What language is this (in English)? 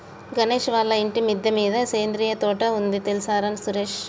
Telugu